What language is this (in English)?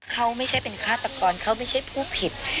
Thai